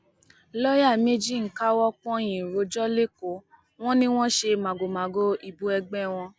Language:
Yoruba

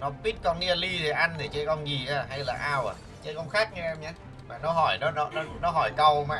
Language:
Vietnamese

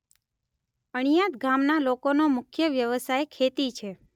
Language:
Gujarati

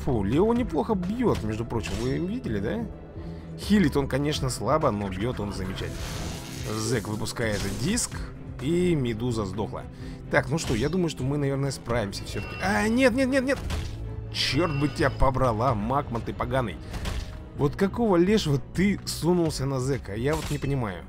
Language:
Russian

